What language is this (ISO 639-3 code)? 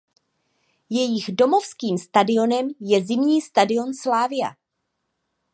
ces